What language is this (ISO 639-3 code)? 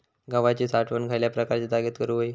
mar